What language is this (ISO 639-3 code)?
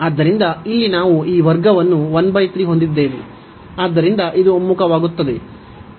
kan